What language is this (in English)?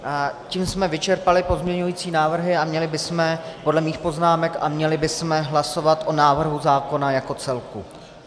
Czech